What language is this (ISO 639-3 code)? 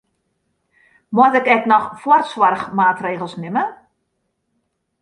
fry